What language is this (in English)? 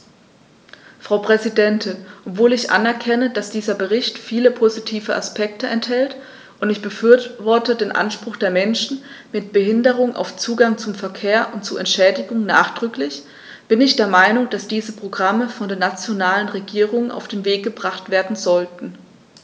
German